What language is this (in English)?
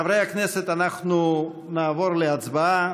Hebrew